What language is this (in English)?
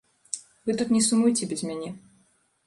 Belarusian